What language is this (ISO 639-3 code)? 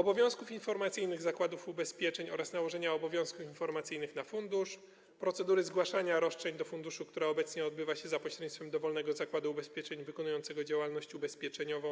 pol